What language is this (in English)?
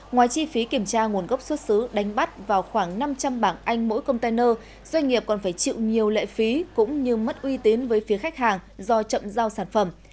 Vietnamese